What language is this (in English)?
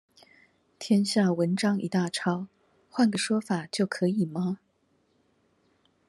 Chinese